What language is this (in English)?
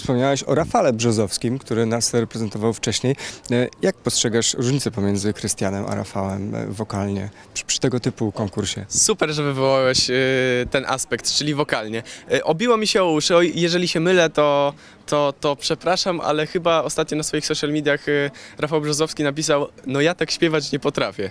Polish